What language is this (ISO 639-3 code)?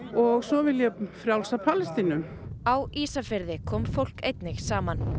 isl